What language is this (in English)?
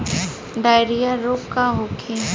Bhojpuri